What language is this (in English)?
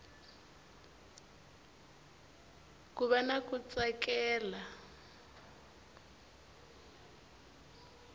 Tsonga